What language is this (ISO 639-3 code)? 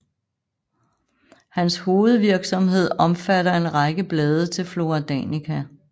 dan